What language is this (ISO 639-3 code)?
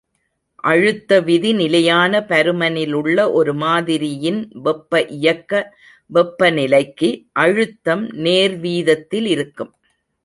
tam